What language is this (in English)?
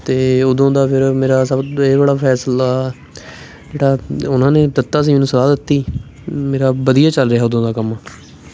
Punjabi